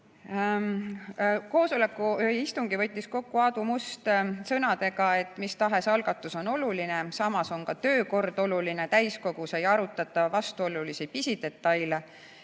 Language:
Estonian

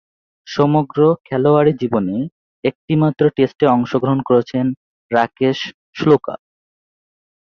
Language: Bangla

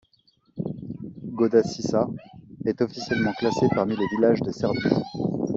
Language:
French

